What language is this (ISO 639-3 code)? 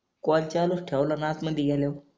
mar